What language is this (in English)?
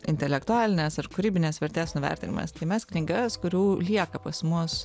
Lithuanian